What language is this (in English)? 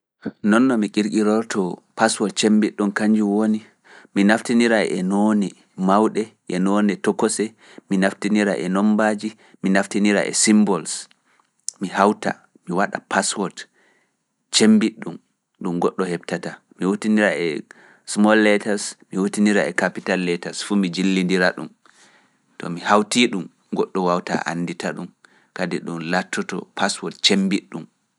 Fula